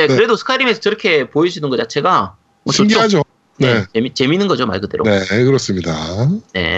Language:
Korean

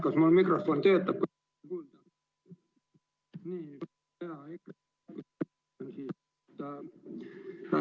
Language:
Estonian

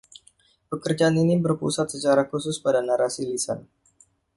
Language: Indonesian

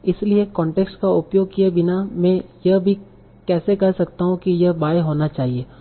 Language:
Hindi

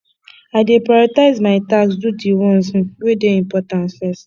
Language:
Nigerian Pidgin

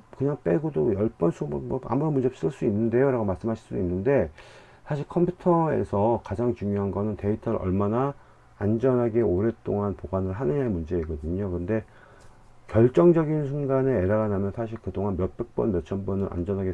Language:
Korean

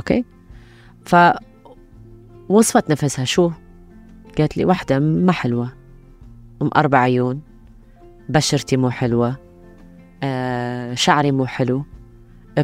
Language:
Arabic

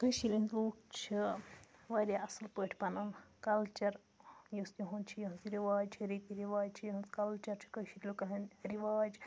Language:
Kashmiri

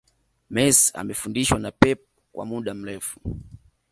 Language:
Swahili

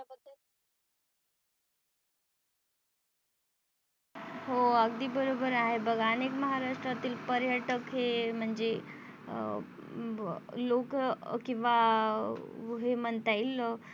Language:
Marathi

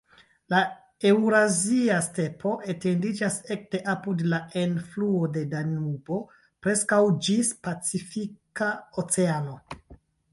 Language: Esperanto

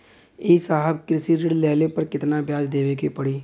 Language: Bhojpuri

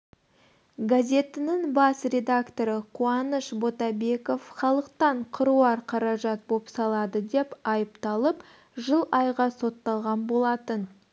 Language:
Kazakh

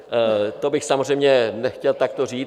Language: Czech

